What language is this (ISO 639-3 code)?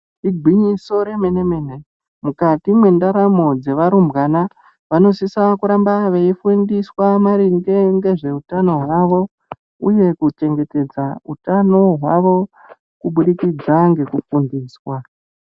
ndc